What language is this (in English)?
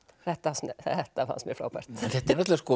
Icelandic